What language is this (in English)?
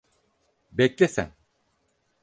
Turkish